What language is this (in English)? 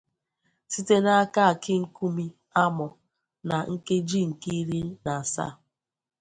Igbo